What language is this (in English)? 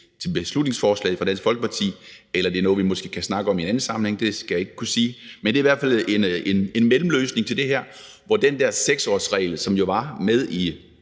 Danish